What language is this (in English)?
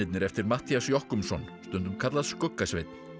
Icelandic